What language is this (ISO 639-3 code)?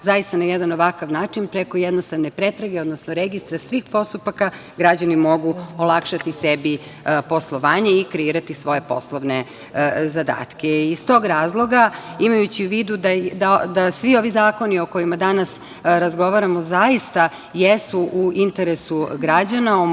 srp